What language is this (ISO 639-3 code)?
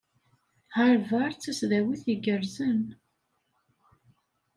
kab